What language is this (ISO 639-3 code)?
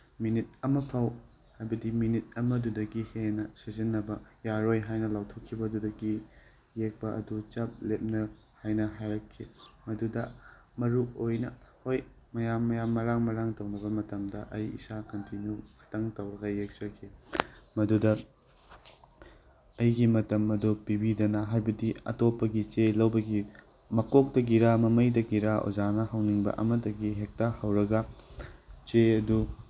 mni